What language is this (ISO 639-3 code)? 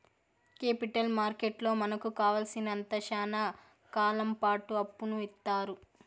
tel